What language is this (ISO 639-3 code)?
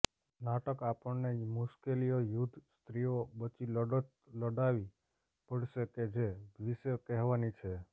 guj